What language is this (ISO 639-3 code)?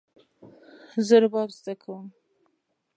pus